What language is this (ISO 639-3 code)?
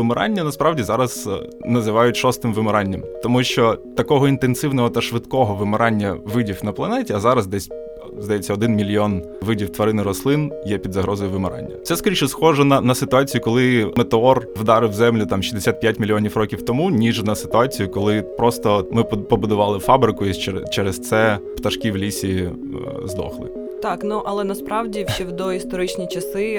ukr